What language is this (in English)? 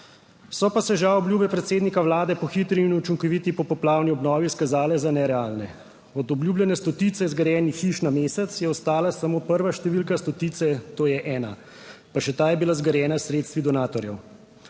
Slovenian